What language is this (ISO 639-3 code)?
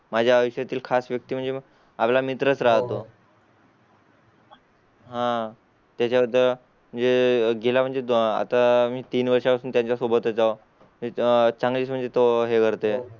mar